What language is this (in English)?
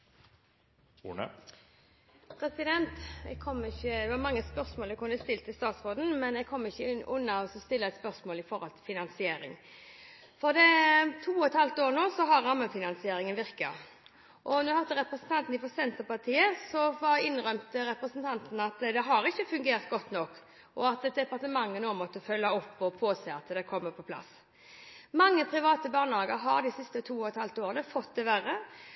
Norwegian Bokmål